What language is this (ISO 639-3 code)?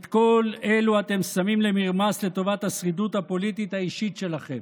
heb